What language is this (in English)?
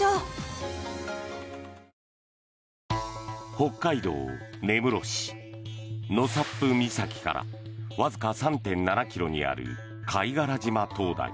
Japanese